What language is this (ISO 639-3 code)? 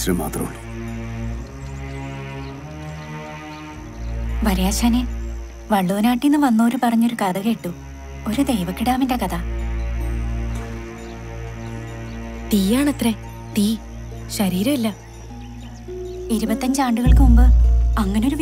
ara